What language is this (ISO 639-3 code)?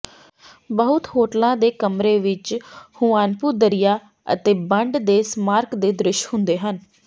pan